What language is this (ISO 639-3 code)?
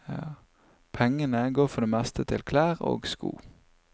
nor